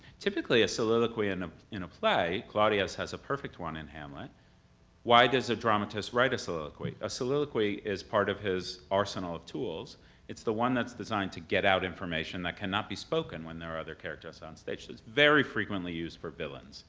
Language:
English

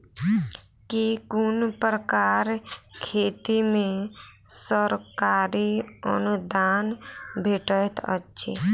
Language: Maithili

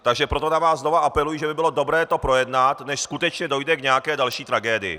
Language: Czech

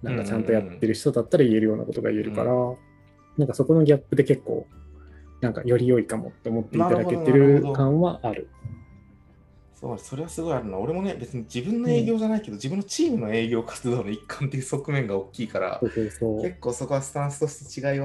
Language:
Japanese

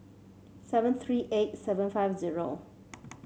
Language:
English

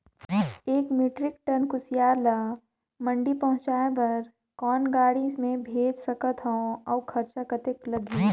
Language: Chhattisgarhi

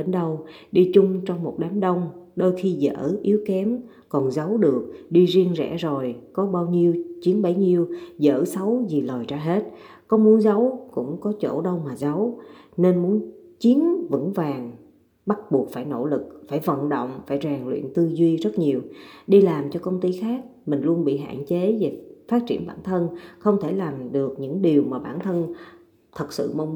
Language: Vietnamese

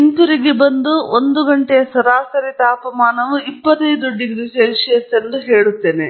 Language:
Kannada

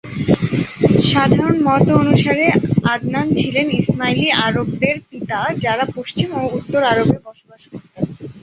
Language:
Bangla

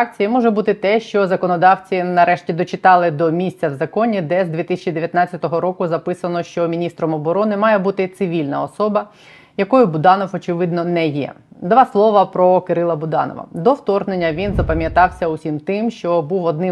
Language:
Ukrainian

